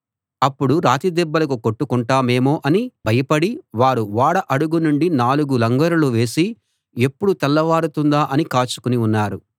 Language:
Telugu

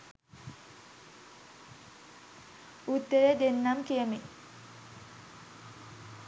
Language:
Sinhala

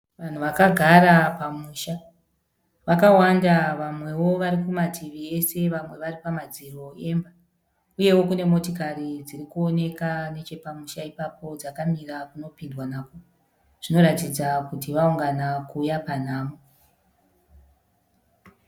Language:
Shona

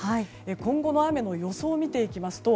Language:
Japanese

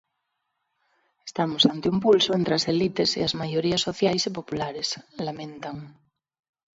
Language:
Galician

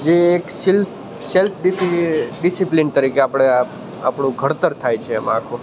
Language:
Gujarati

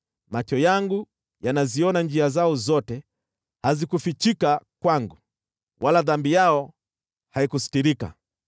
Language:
Swahili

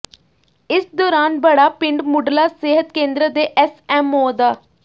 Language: Punjabi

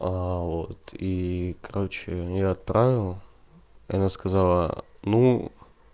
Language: Russian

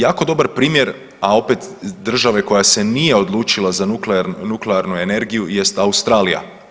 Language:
Croatian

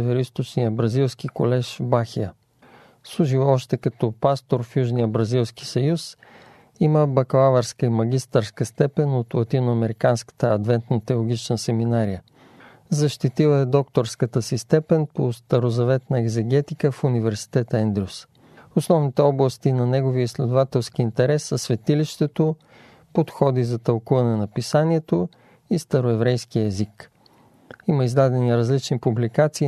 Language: Bulgarian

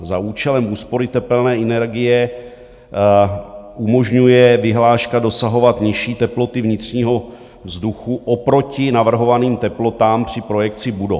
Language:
Czech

